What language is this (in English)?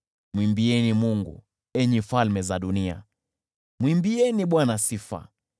Swahili